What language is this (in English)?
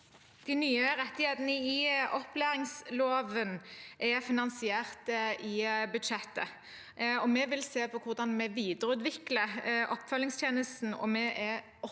Norwegian